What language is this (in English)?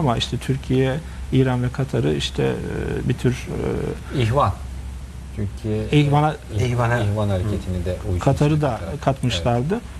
Turkish